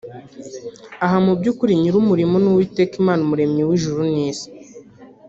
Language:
Kinyarwanda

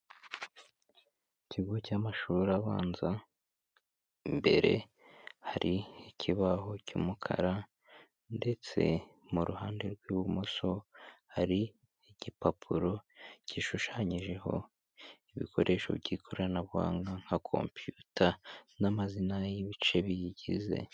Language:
Kinyarwanda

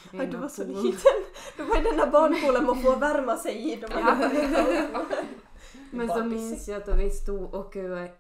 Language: Swedish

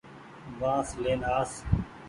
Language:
Goaria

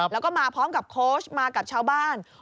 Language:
Thai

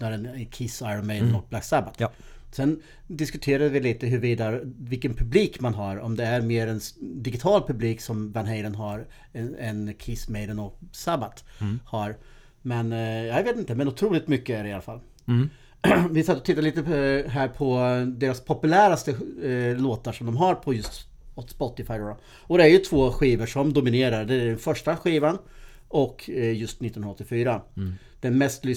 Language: Swedish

